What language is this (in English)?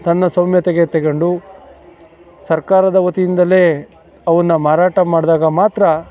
Kannada